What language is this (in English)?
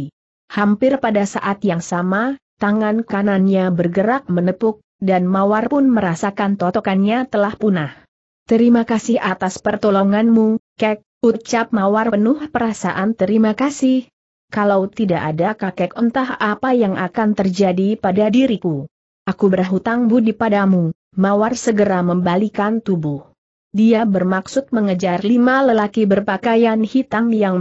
Indonesian